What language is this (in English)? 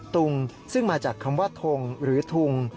Thai